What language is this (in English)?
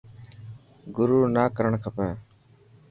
Dhatki